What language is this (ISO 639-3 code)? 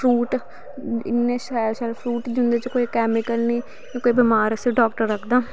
doi